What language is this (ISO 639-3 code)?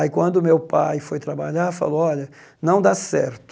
por